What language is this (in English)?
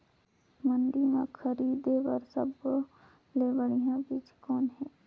Chhattisgarhi